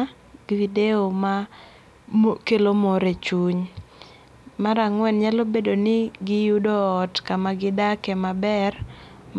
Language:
Luo (Kenya and Tanzania)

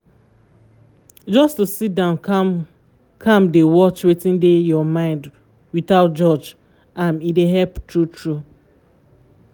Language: Nigerian Pidgin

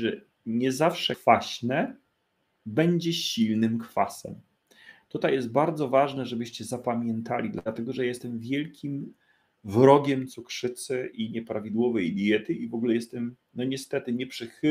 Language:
Polish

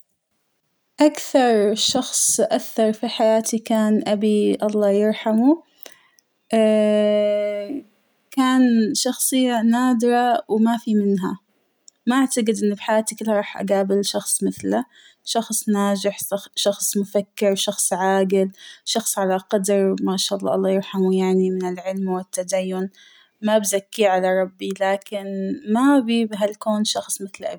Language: Hijazi Arabic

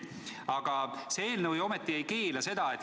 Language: Estonian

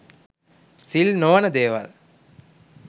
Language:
Sinhala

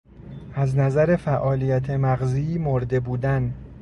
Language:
Persian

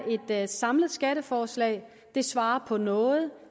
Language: Danish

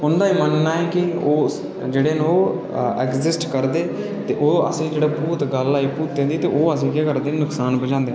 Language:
Dogri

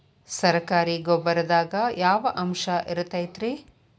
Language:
Kannada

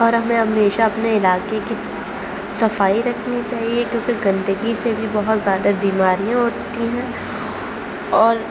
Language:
Urdu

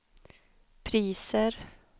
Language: Swedish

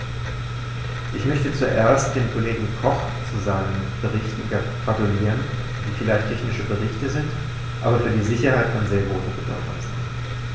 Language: German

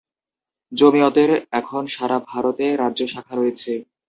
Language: Bangla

